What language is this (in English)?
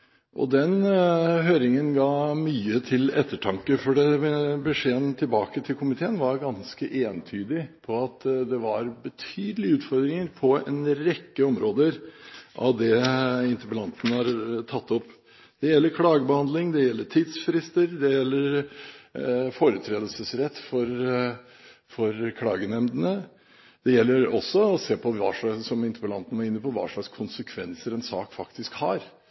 Norwegian Bokmål